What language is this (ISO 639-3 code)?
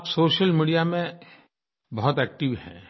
hin